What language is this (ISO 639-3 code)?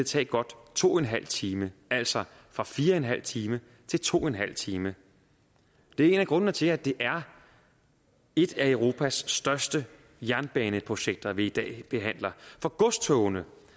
dan